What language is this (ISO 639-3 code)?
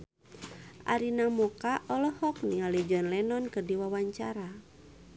sun